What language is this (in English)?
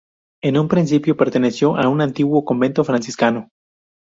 Spanish